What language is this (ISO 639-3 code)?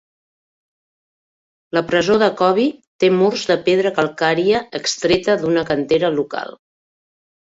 cat